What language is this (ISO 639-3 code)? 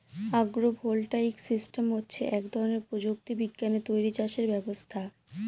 ben